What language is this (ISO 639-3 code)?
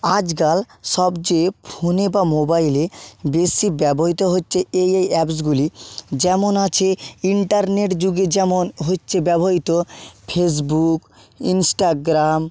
ben